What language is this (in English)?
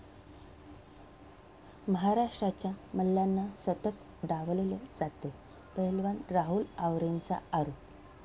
Marathi